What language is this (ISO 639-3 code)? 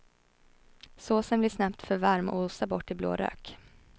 swe